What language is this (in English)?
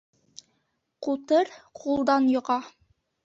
Bashkir